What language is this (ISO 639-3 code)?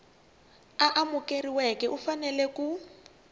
tso